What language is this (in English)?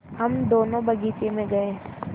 Hindi